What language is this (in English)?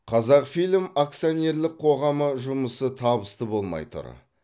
Kazakh